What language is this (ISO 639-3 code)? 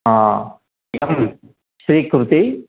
san